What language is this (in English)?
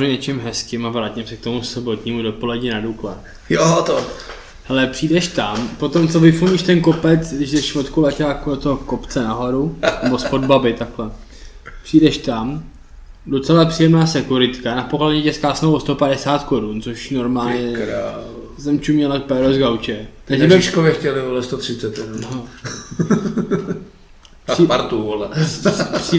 Czech